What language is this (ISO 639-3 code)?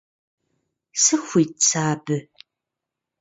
kbd